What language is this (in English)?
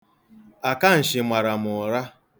Igbo